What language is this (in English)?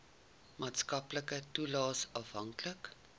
Afrikaans